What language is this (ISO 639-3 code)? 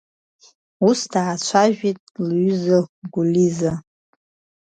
abk